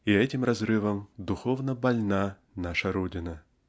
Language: Russian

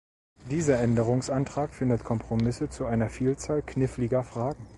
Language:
German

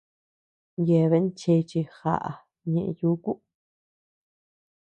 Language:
Tepeuxila Cuicatec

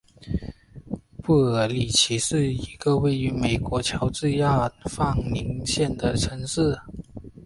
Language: Chinese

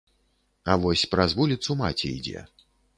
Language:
Belarusian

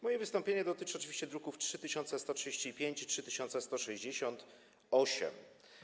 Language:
Polish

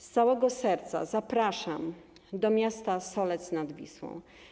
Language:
Polish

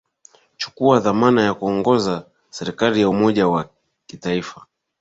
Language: Swahili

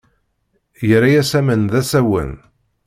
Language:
Kabyle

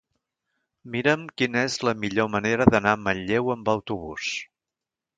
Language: Catalan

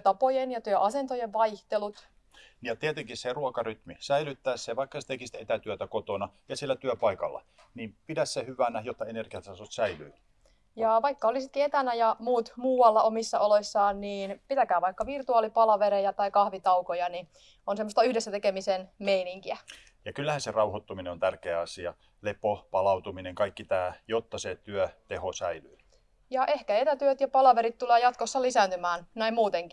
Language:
Finnish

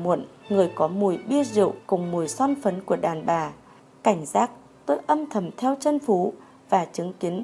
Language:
Vietnamese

